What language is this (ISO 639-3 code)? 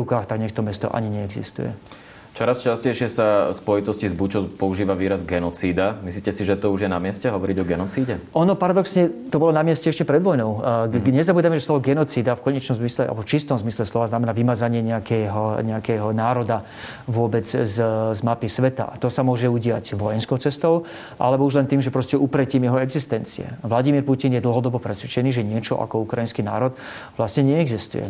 slk